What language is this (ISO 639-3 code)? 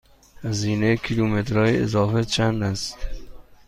fas